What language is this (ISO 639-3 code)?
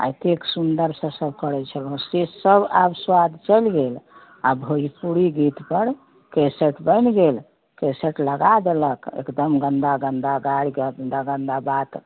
mai